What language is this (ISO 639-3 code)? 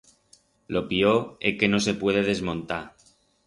arg